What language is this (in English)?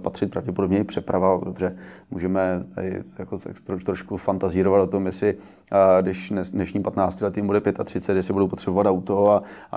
Czech